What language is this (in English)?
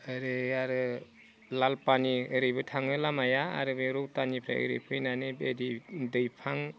Bodo